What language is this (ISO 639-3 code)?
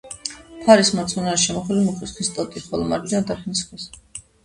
kat